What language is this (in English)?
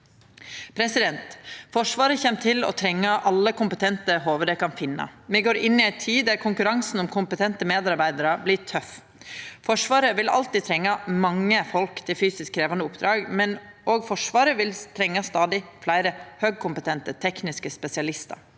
Norwegian